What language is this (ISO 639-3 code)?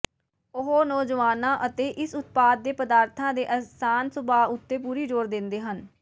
pan